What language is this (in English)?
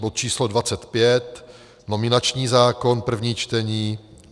Czech